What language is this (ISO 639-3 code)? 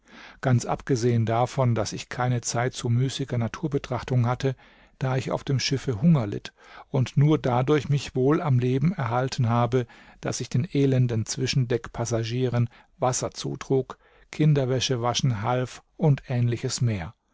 deu